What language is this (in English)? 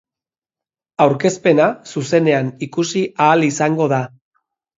Basque